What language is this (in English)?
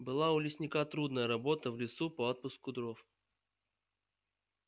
Russian